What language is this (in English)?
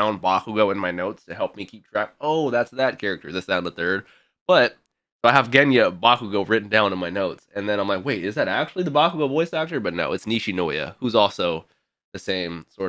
English